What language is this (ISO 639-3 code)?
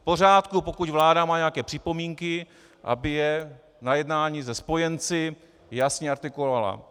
ces